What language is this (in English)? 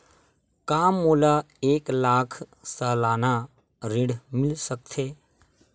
Chhattisgarhi